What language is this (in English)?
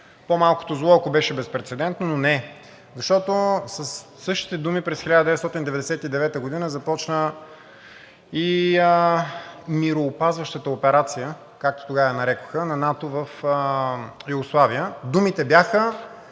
Bulgarian